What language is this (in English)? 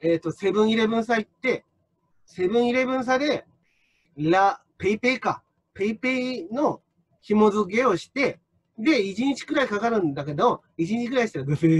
Japanese